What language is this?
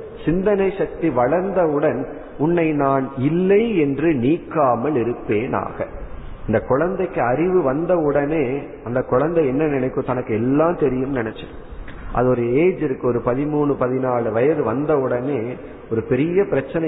Tamil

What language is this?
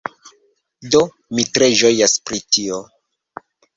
Esperanto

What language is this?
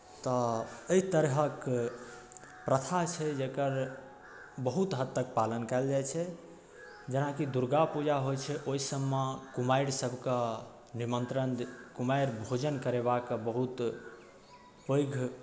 Maithili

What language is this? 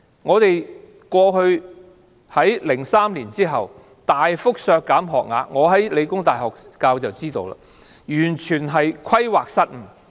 Cantonese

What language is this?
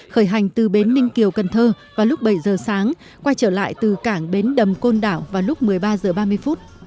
Vietnamese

